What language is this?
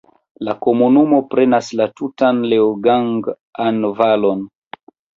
Esperanto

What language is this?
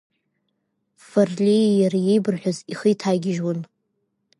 Abkhazian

